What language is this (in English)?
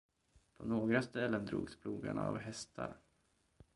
Swedish